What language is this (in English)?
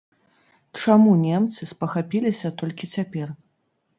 Belarusian